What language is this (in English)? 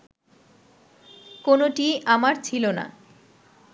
Bangla